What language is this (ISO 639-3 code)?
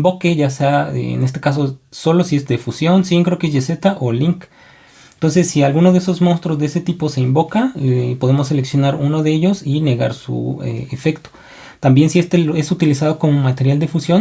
spa